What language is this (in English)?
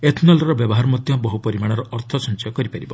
Odia